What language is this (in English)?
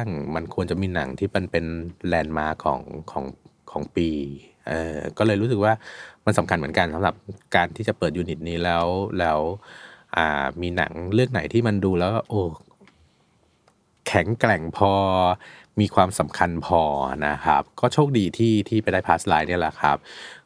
Thai